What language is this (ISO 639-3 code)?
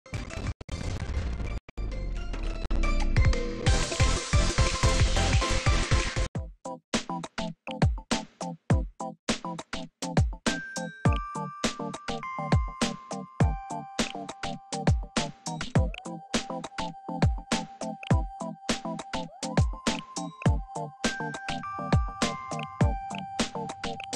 jpn